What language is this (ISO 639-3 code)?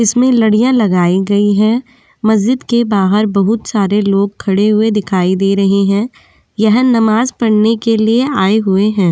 hin